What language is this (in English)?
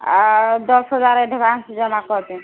Maithili